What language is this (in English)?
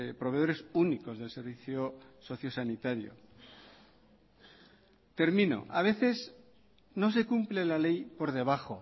Spanish